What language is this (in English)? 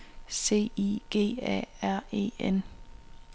Danish